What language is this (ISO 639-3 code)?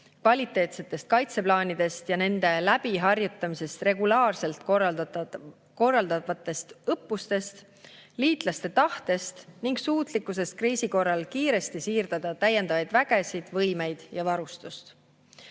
est